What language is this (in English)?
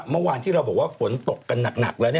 Thai